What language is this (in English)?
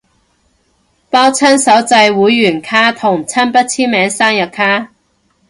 Cantonese